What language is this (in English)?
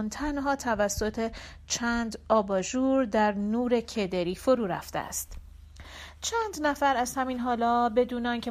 Persian